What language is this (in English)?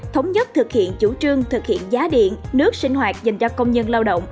Vietnamese